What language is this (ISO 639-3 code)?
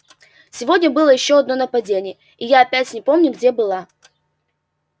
rus